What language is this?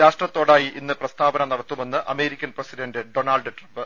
Malayalam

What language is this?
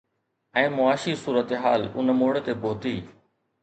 Sindhi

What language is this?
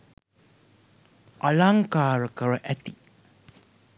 Sinhala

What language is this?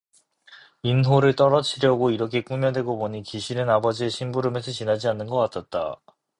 Korean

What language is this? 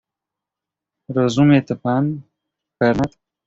Polish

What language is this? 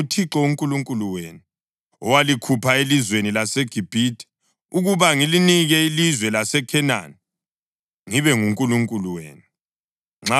North Ndebele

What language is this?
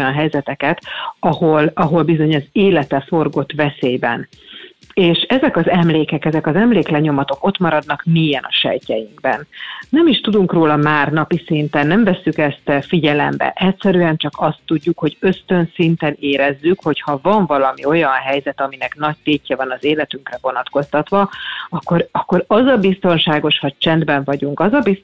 Hungarian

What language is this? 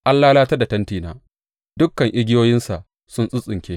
Hausa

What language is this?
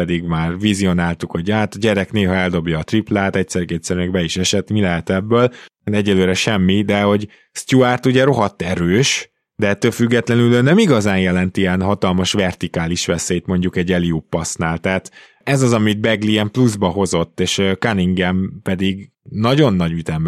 Hungarian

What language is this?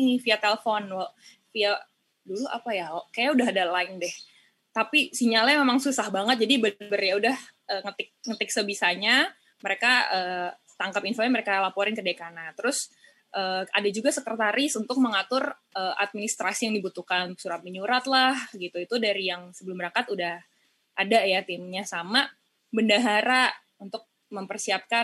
Indonesian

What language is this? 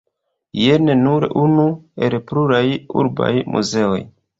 Esperanto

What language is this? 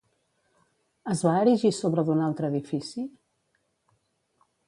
Catalan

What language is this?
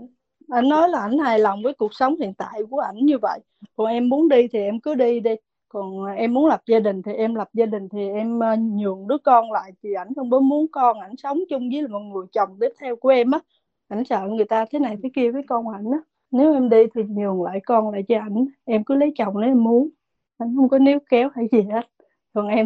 Vietnamese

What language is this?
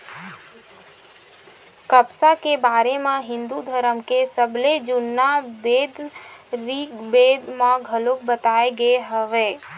Chhattisgarhi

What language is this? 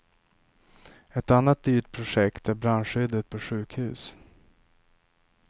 Swedish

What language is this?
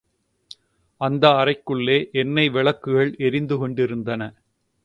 Tamil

